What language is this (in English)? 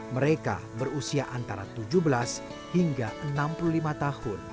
Indonesian